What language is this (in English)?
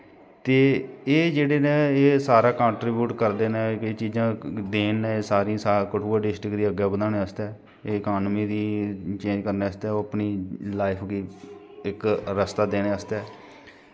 Dogri